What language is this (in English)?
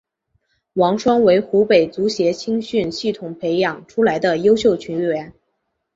Chinese